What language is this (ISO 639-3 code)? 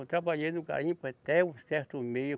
por